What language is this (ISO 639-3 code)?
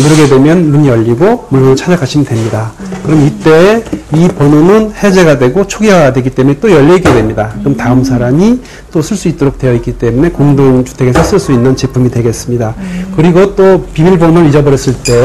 kor